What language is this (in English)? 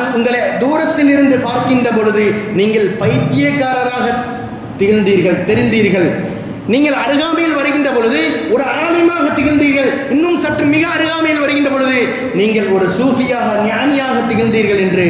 Tamil